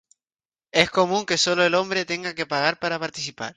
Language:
Spanish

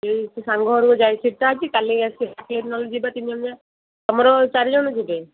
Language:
Odia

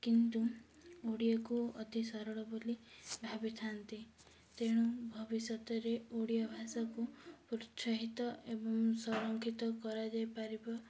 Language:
Odia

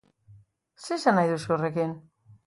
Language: Basque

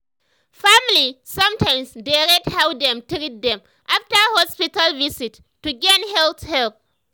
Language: Nigerian Pidgin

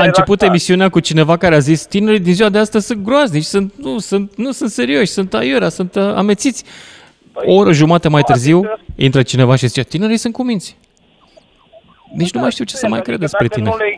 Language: Romanian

